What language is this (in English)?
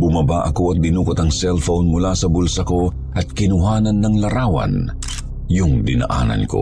Filipino